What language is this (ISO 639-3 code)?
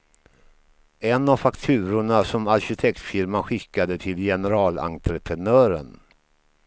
swe